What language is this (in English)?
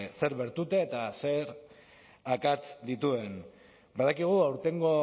Basque